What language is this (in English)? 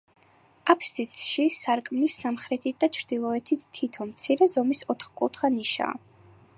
Georgian